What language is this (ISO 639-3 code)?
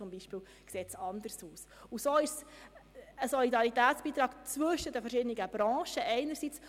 gsw